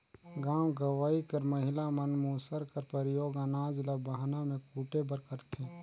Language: Chhattisgarhi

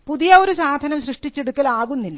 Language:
Malayalam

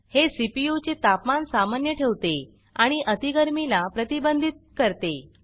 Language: Marathi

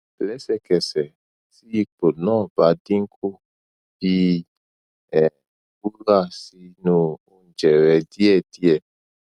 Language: Yoruba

